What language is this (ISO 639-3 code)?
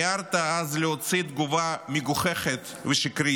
heb